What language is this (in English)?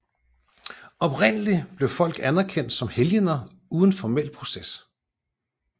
Danish